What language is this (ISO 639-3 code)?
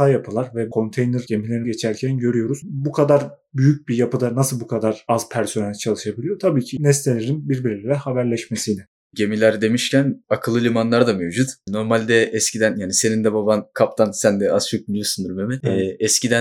tur